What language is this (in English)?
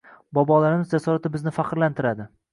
Uzbek